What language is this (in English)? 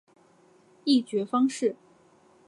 Chinese